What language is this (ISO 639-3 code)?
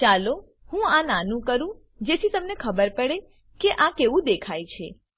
guj